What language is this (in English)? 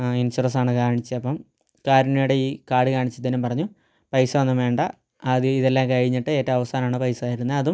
Malayalam